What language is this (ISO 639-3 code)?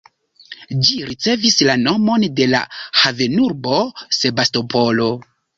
epo